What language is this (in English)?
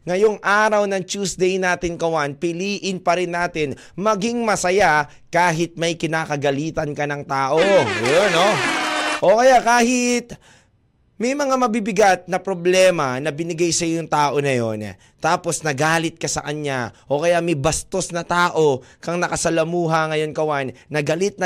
Filipino